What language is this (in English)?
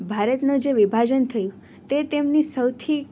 Gujarati